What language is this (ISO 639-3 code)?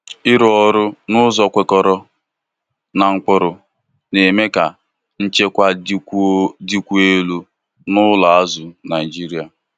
ibo